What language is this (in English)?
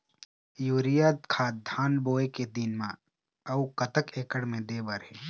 Chhattisgarhi